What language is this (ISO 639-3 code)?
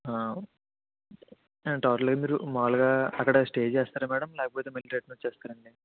tel